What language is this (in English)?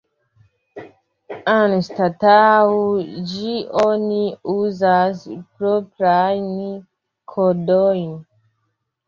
Esperanto